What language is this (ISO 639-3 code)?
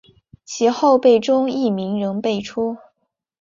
zho